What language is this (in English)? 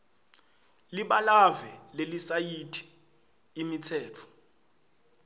Swati